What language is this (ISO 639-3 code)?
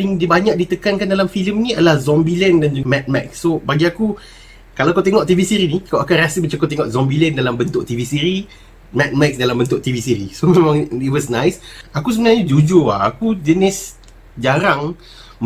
msa